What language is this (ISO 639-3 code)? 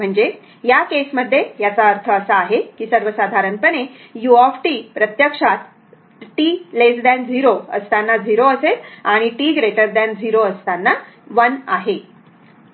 mar